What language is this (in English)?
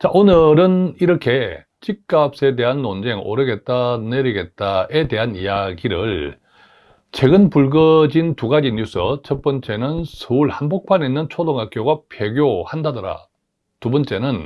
Korean